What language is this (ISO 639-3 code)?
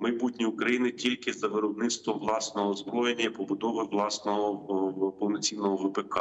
ukr